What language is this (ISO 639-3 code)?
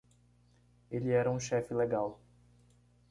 por